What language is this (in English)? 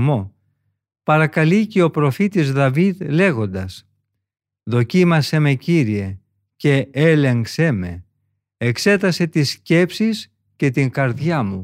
Greek